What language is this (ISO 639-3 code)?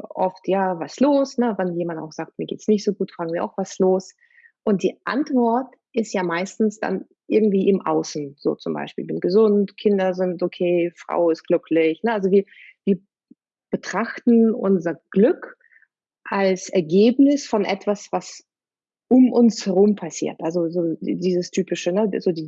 deu